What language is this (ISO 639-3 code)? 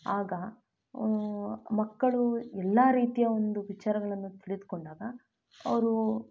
kan